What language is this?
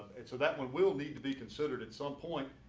English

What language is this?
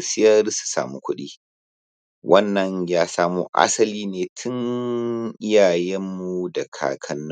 Hausa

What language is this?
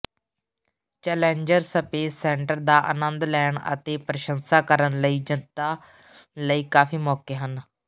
Punjabi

